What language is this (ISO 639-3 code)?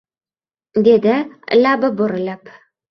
uzb